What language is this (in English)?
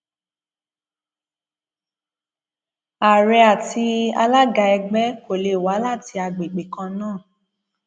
Yoruba